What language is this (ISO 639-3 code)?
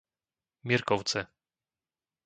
slk